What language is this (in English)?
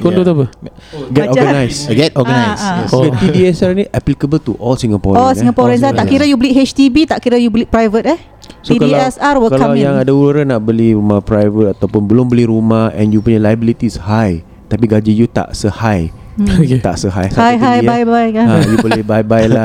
Malay